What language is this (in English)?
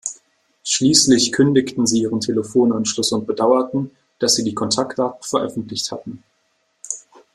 German